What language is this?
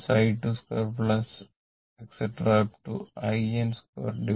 Malayalam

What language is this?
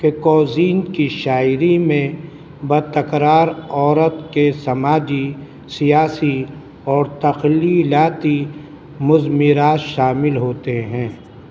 Urdu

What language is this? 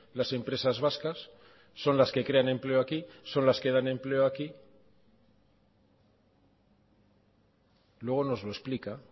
Spanish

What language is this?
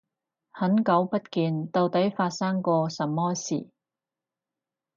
Cantonese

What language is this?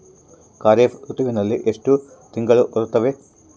Kannada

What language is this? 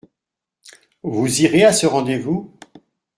French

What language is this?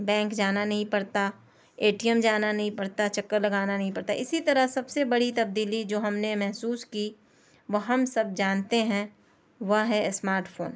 Urdu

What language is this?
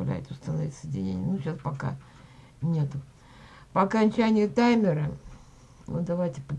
Russian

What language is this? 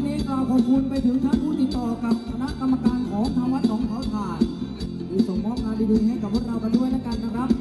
Thai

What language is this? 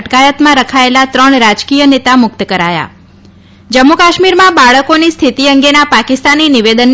Gujarati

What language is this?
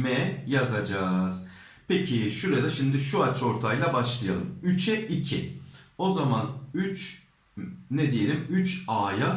Turkish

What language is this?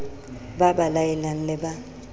Southern Sotho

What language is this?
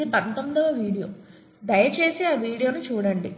Telugu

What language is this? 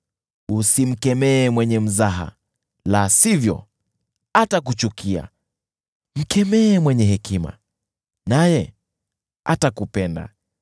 Swahili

